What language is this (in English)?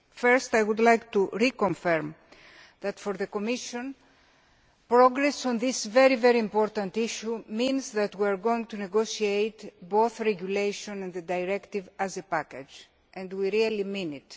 English